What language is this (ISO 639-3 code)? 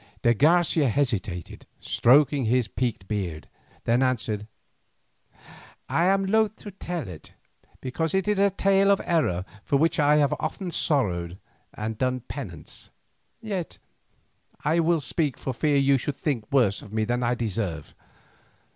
eng